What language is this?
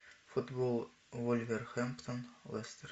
Russian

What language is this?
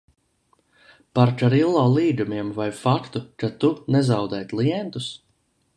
Latvian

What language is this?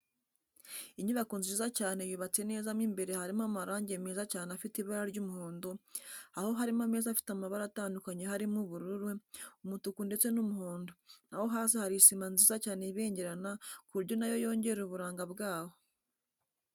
Kinyarwanda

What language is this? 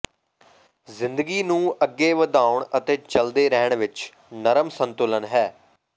Punjabi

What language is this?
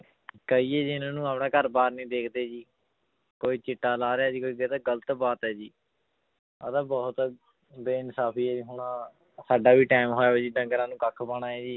Punjabi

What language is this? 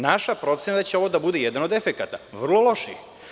Serbian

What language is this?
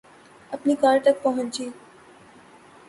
Urdu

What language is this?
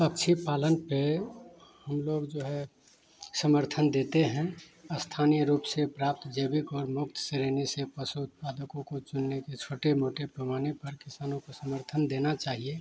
Hindi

